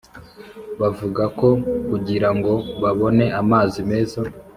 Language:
Kinyarwanda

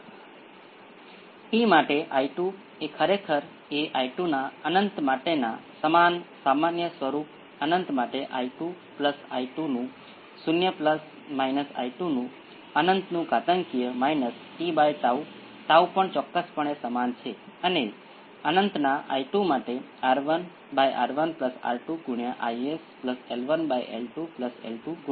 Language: Gujarati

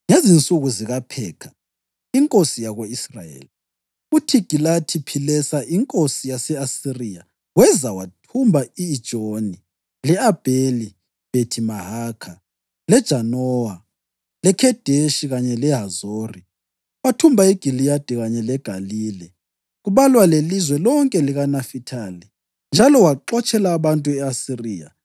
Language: North Ndebele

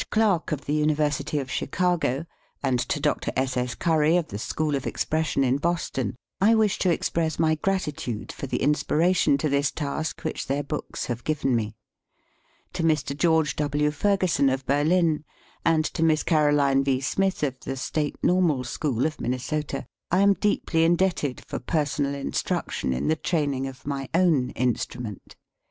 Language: English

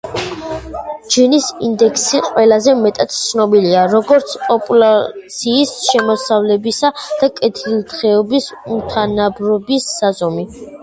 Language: Georgian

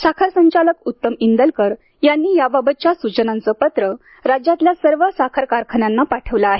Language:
Marathi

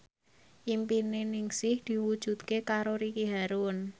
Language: Javanese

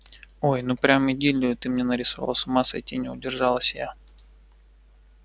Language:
Russian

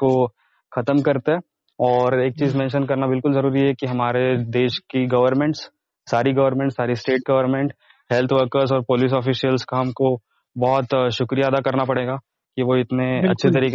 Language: Hindi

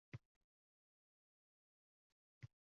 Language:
Uzbek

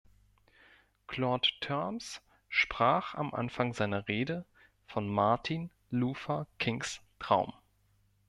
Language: German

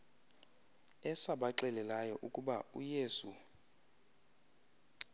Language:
Xhosa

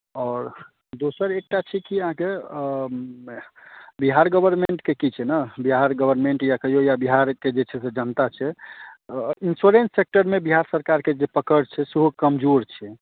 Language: Maithili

